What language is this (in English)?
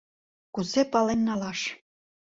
Mari